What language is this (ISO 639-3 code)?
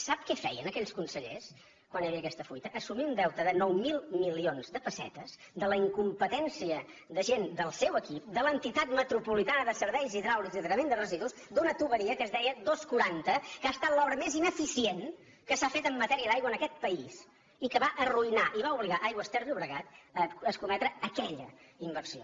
cat